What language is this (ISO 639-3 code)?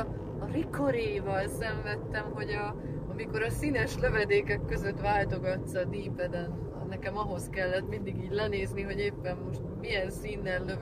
hun